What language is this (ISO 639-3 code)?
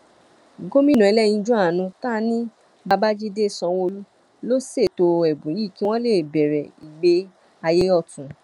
yor